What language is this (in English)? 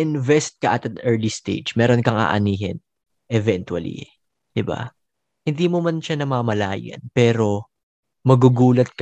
Filipino